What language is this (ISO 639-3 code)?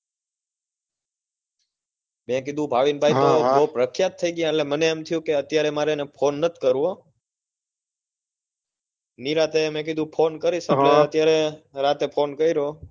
guj